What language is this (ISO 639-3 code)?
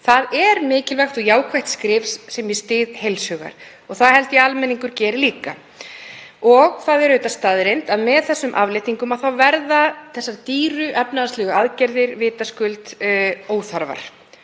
isl